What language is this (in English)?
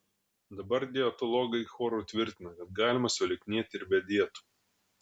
Lithuanian